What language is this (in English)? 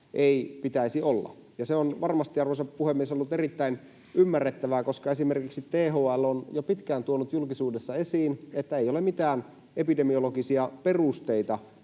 Finnish